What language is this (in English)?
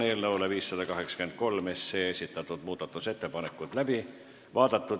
Estonian